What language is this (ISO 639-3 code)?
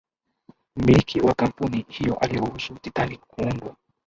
swa